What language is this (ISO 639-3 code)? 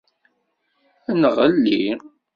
kab